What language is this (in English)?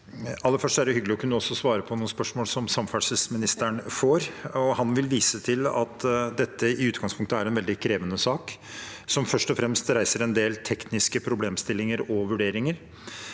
Norwegian